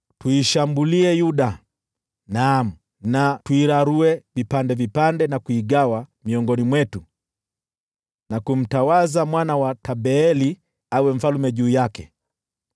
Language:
Swahili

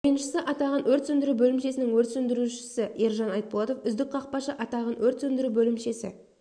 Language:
Kazakh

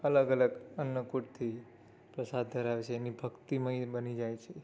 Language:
Gujarati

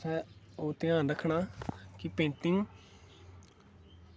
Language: Dogri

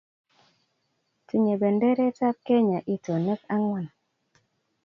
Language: Kalenjin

